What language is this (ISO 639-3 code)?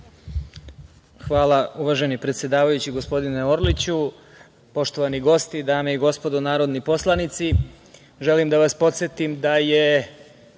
srp